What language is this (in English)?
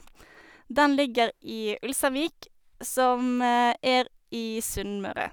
Norwegian